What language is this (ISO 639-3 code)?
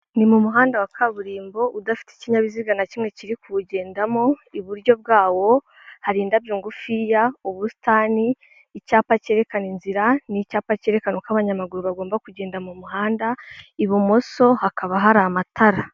kin